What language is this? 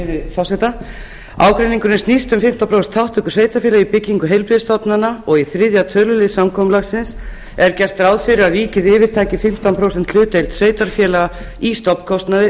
Icelandic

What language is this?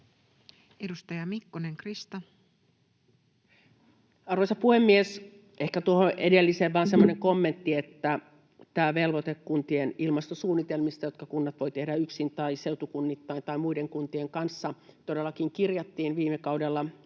Finnish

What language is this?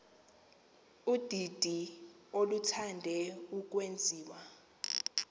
Xhosa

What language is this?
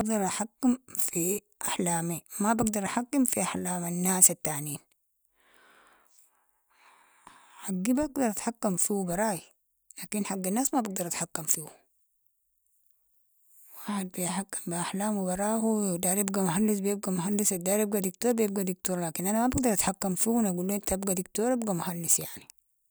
Sudanese Arabic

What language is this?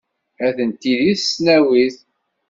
Kabyle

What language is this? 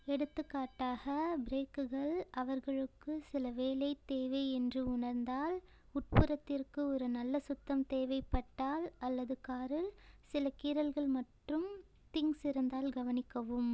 Tamil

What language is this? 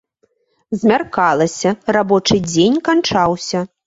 Belarusian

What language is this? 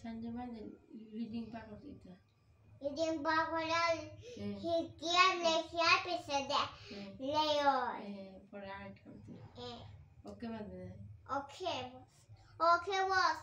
Kannada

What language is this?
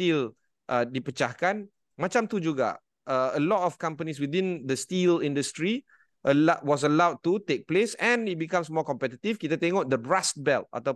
Malay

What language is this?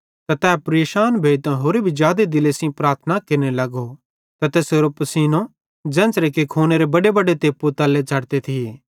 Bhadrawahi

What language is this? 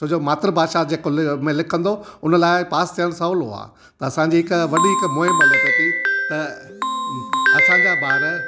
Sindhi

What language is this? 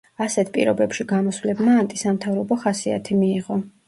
Georgian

